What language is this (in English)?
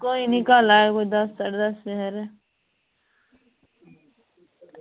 Dogri